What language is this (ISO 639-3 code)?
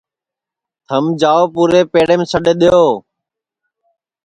ssi